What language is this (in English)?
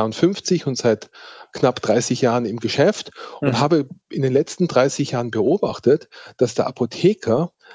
German